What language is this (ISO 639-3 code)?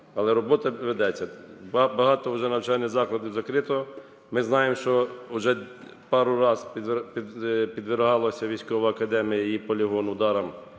ukr